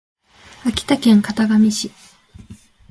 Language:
Japanese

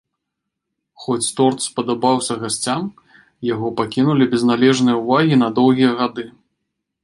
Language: Belarusian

